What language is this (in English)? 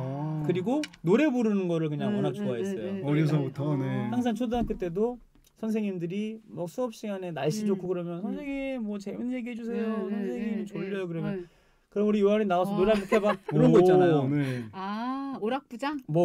Korean